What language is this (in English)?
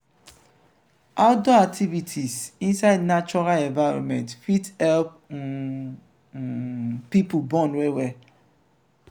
Nigerian Pidgin